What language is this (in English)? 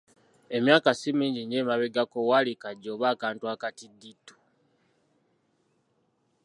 Ganda